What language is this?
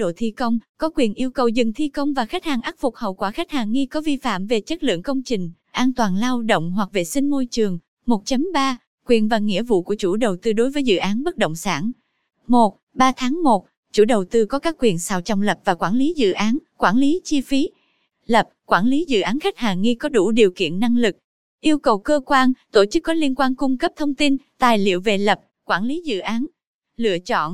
Vietnamese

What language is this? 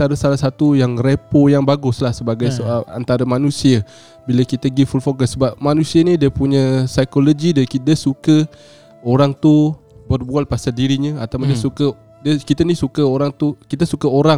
Malay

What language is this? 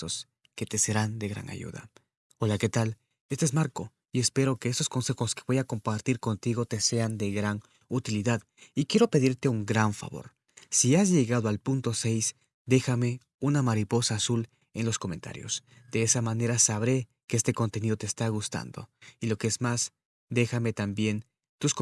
Spanish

